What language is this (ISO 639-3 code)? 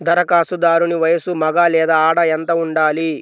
tel